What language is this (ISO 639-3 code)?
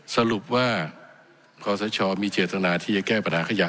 tha